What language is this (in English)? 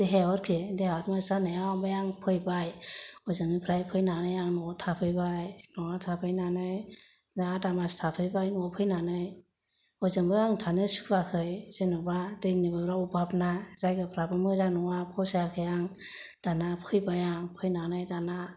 Bodo